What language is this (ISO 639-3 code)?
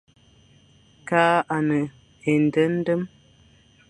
fan